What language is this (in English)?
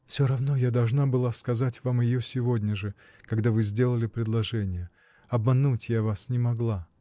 Russian